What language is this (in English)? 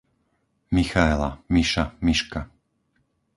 Slovak